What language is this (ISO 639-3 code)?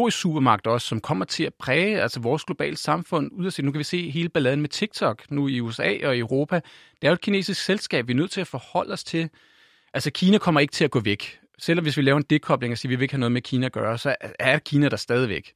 dan